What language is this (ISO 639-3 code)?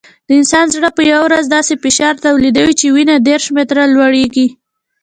pus